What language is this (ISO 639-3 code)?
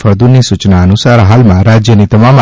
guj